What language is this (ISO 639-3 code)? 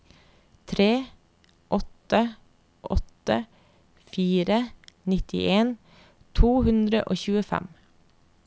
nor